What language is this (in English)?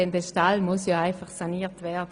Swiss German